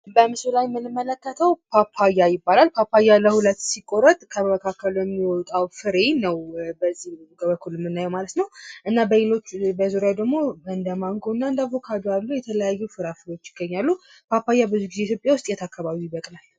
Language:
Amharic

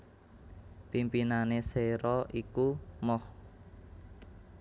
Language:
Javanese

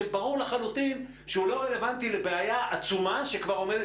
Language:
Hebrew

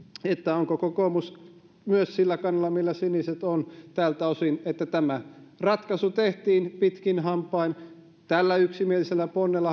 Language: Finnish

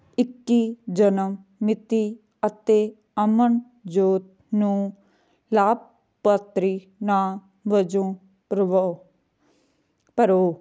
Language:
Punjabi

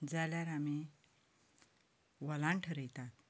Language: Konkani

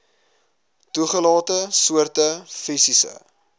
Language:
Afrikaans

